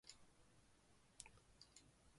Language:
Chinese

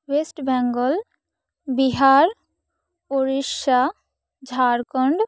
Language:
Santali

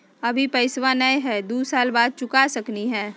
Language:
Magahi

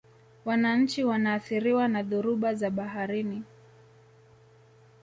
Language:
Swahili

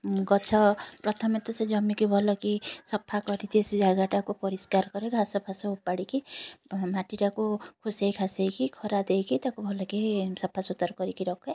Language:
Odia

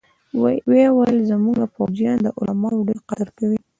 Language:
Pashto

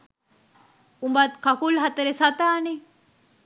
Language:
Sinhala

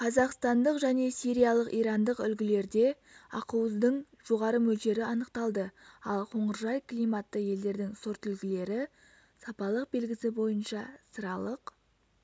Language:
Kazakh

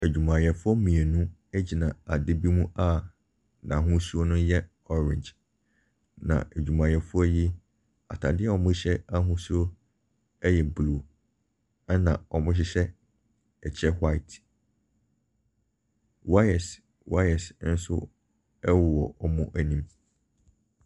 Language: Akan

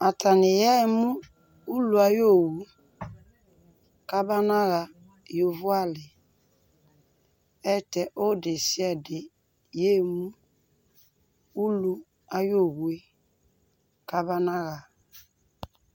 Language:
Ikposo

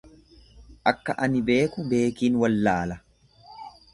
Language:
Oromo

